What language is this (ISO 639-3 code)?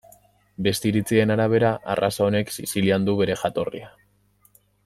eus